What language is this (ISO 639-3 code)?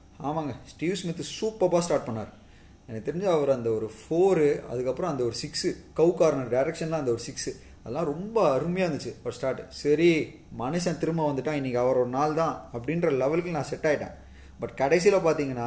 tam